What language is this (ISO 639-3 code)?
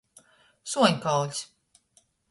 ltg